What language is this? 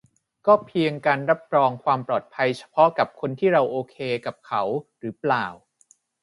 Thai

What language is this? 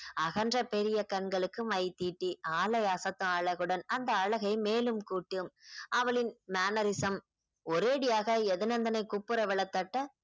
Tamil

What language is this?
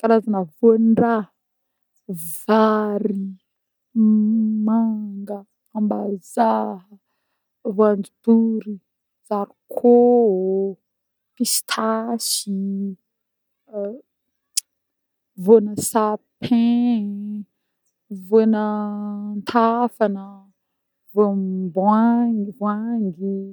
Northern Betsimisaraka Malagasy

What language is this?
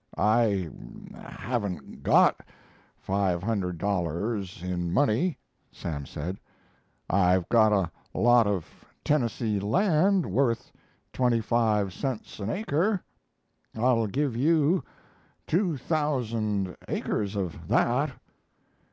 English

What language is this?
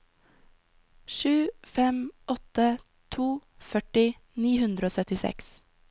Norwegian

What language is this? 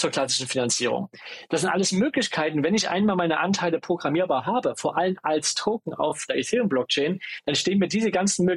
German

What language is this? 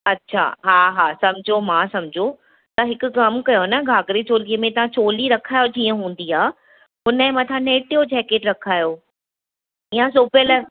Sindhi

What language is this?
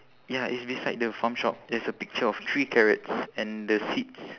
English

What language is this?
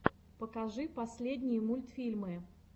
Russian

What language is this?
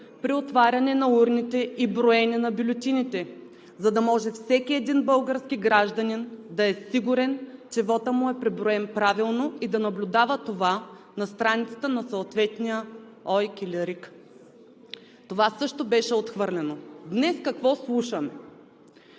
Bulgarian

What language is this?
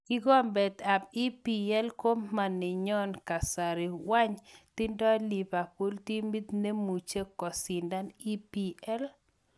Kalenjin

